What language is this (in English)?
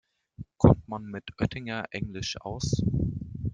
German